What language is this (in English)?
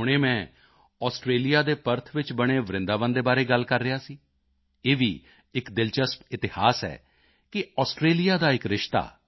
Punjabi